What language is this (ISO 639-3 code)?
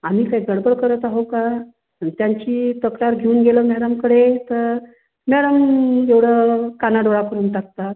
mar